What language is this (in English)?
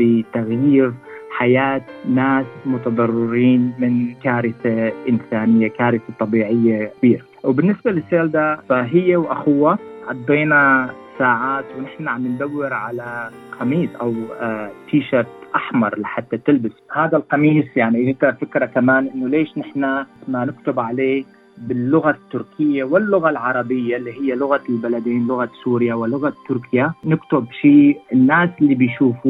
Arabic